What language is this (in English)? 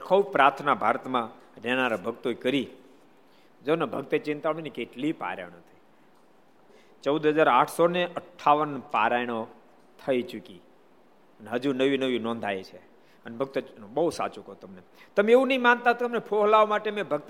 Gujarati